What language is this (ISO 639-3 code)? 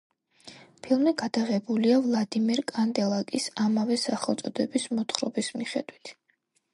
kat